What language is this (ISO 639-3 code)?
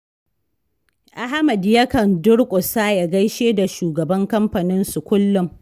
hau